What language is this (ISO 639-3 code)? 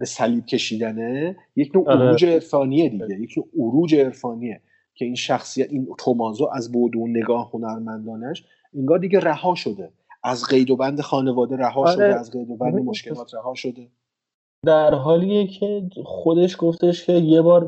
fas